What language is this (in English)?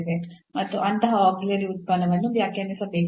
Kannada